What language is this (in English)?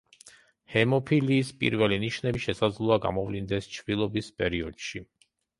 Georgian